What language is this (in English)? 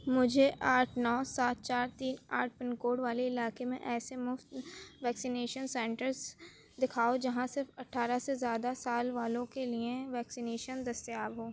Urdu